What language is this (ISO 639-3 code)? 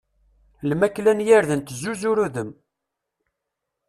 kab